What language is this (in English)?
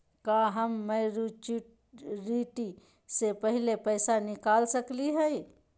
Magahi